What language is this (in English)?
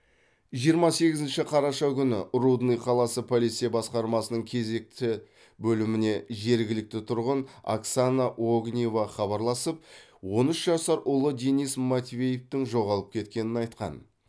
Kazakh